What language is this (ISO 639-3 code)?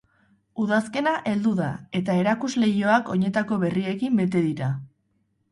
eus